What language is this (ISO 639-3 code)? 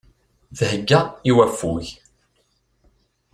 kab